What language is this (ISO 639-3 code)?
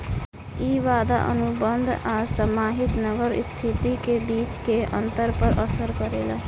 bho